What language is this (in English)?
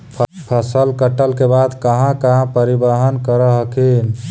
Magahi